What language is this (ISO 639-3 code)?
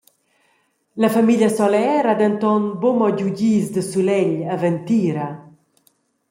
roh